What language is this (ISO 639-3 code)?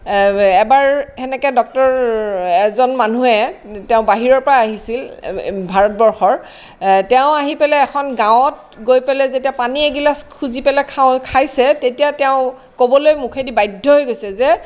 asm